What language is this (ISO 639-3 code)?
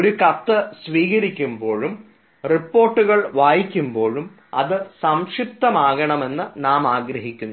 mal